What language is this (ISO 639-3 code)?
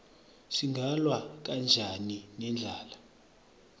ssw